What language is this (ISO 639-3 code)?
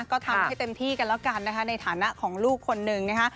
tha